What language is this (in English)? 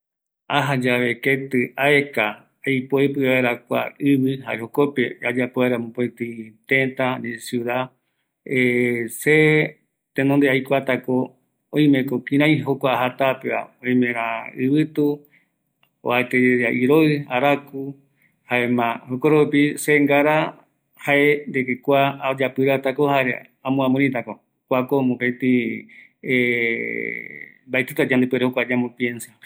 Eastern Bolivian Guaraní